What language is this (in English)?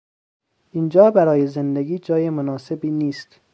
Persian